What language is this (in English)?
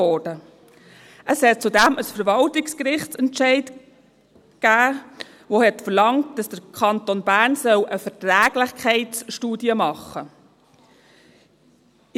Swiss German